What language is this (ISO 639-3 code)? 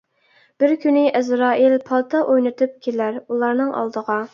uig